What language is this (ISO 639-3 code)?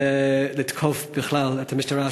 heb